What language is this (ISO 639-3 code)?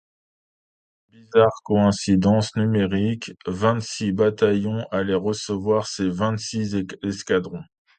fra